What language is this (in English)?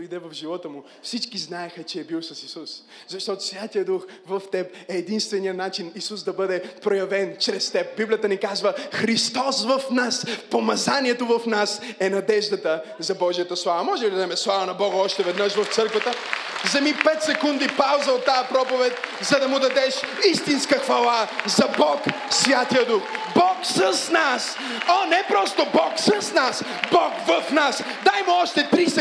Bulgarian